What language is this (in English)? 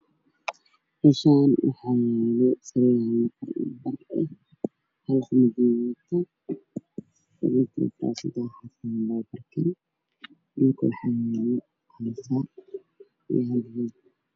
Somali